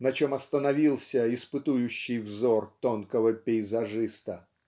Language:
Russian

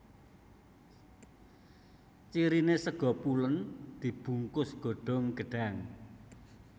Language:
Javanese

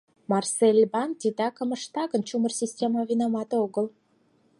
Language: Mari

